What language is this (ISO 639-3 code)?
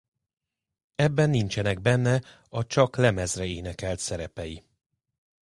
hun